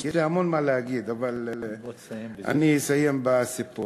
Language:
Hebrew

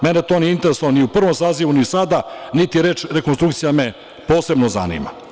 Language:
Serbian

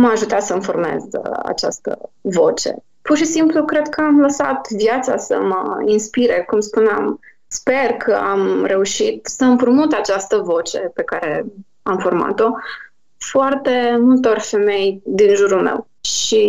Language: Romanian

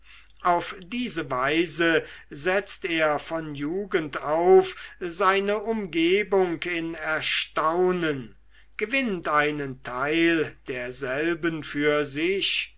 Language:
German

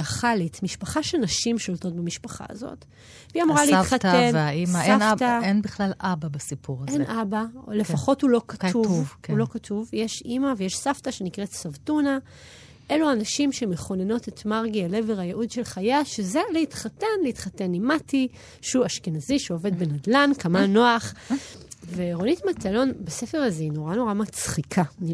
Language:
Hebrew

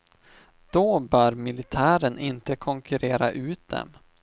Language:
Swedish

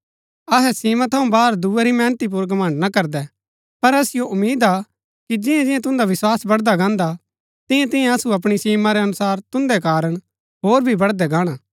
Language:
Gaddi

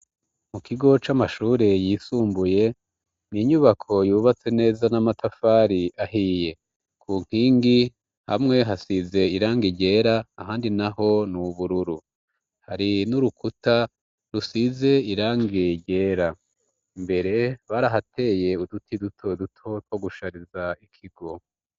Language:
Rundi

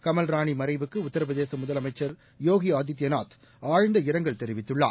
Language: Tamil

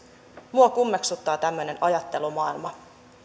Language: Finnish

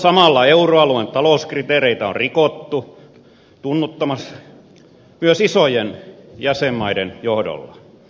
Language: Finnish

